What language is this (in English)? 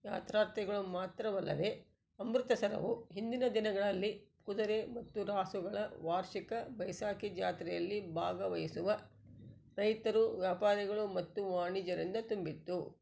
Kannada